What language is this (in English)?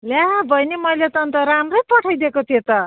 Nepali